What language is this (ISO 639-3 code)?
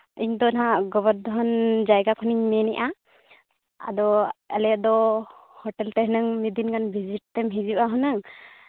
sat